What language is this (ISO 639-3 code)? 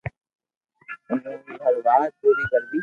lrk